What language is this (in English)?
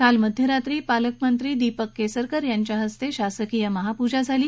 Marathi